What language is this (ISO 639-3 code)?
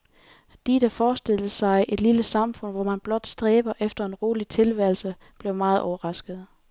dan